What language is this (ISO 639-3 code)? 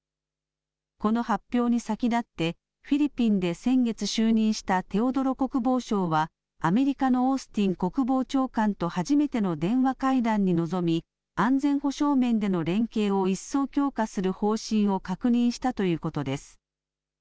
jpn